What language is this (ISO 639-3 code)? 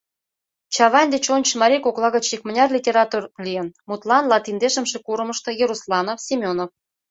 chm